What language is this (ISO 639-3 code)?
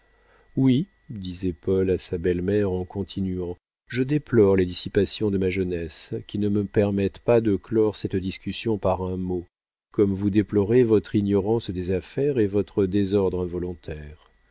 fra